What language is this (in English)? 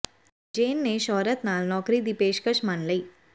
Punjabi